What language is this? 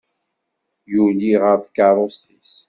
Kabyle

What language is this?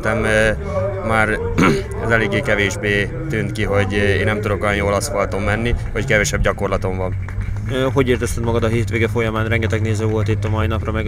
Hungarian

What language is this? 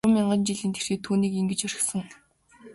Mongolian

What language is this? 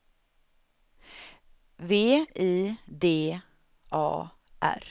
Swedish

